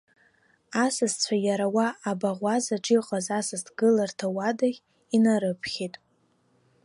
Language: Abkhazian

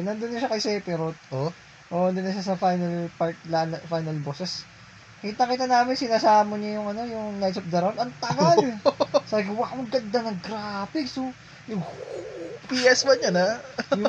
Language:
Filipino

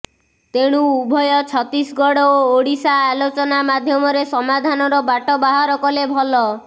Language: Odia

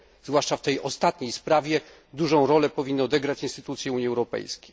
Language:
Polish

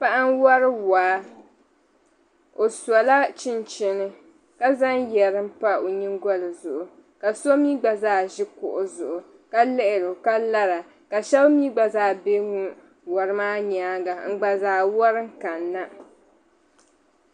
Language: Dagbani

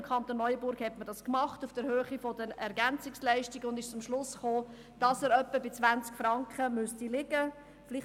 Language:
Swiss German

